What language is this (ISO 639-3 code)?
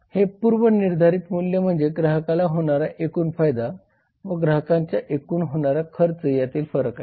mar